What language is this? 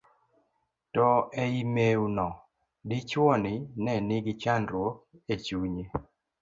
Luo (Kenya and Tanzania)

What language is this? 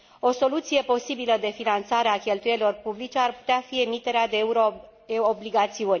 Romanian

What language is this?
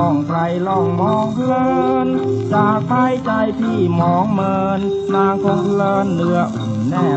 Thai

